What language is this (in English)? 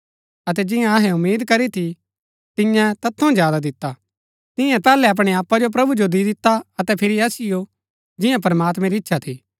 Gaddi